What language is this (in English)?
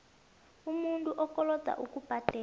South Ndebele